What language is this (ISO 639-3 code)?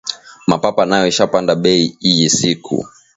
swa